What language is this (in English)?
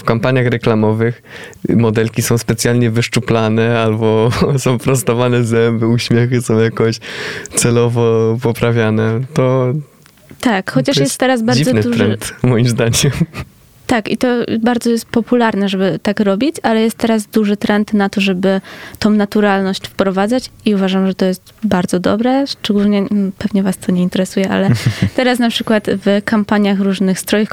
Polish